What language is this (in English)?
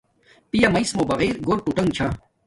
Domaaki